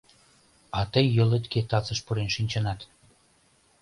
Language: Mari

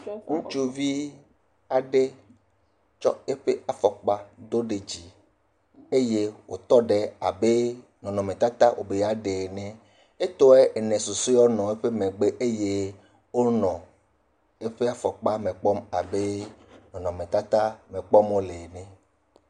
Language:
Ewe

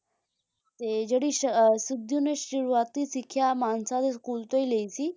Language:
Punjabi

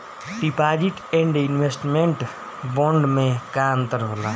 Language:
Bhojpuri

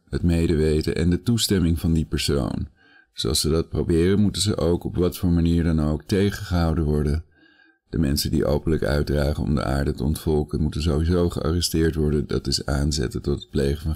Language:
Dutch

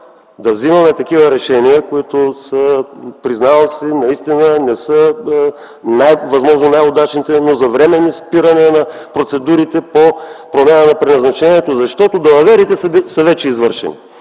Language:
Bulgarian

